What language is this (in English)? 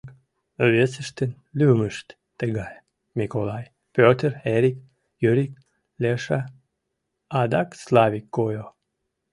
Mari